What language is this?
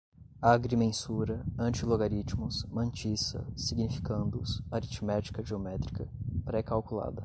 Portuguese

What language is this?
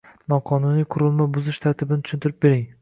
Uzbek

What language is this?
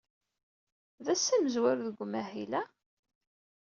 Kabyle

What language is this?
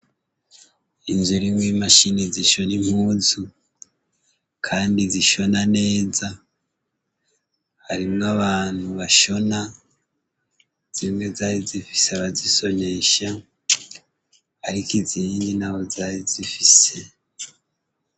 Rundi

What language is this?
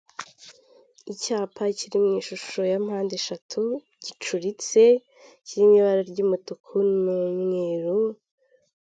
Kinyarwanda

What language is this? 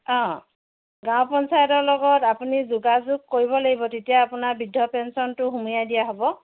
Assamese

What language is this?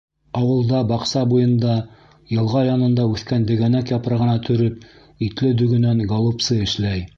Bashkir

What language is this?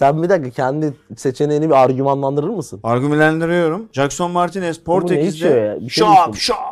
Turkish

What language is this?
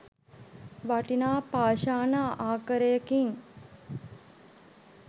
Sinhala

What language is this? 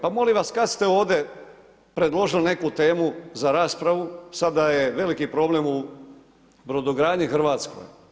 Croatian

